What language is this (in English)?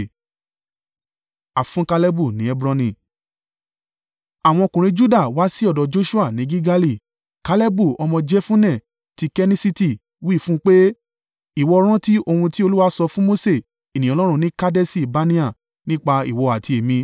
Yoruba